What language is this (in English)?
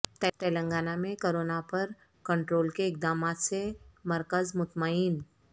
Urdu